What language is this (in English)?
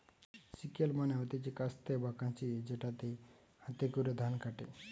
Bangla